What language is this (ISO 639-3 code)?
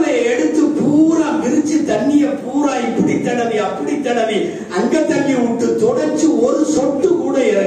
ara